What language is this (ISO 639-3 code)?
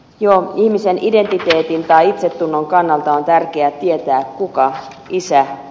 fin